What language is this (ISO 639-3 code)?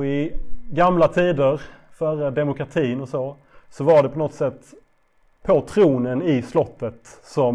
swe